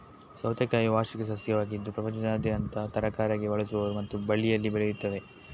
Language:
Kannada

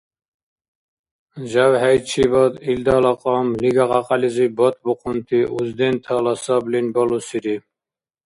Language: Dargwa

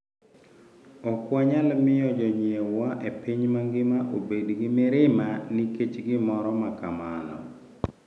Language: Luo (Kenya and Tanzania)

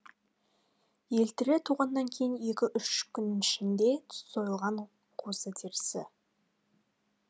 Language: Kazakh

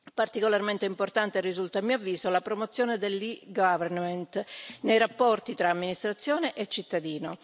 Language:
Italian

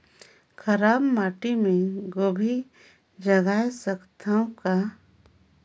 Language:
Chhattisgarhi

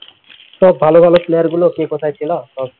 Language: Bangla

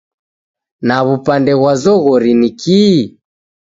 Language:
Taita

